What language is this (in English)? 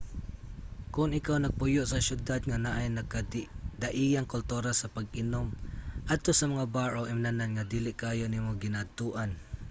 Cebuano